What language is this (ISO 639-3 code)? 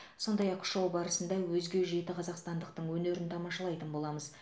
kaz